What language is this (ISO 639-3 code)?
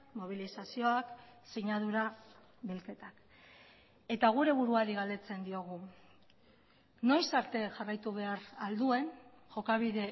eus